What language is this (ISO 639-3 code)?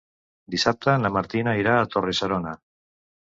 cat